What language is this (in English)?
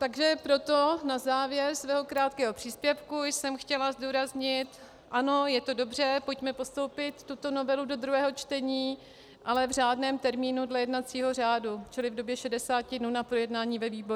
Czech